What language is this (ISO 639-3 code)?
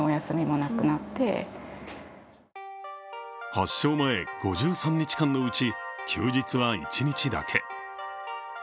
jpn